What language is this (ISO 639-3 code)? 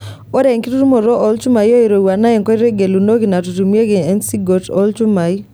mas